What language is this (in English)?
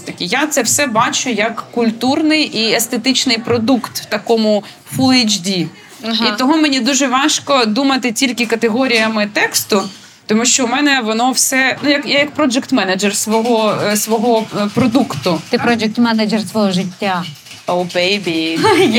Ukrainian